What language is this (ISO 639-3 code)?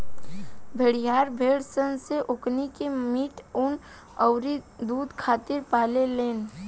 bho